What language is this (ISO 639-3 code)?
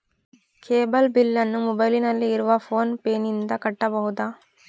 kan